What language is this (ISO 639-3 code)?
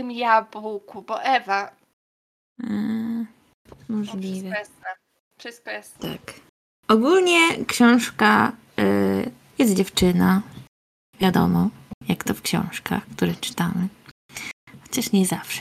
pol